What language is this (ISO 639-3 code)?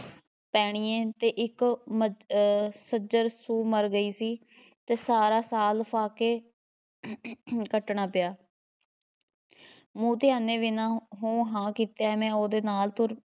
pan